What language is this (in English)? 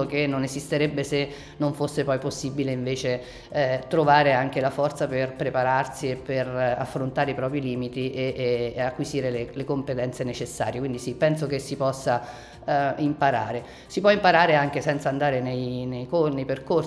Italian